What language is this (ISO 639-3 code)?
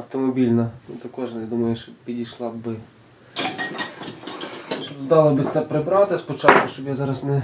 ukr